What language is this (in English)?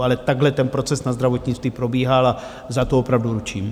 Czech